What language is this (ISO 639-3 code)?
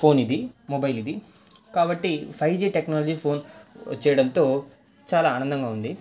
tel